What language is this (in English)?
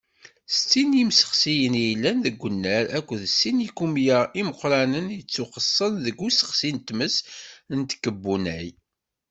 Kabyle